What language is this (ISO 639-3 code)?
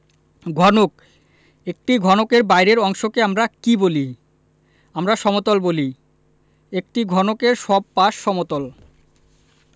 ben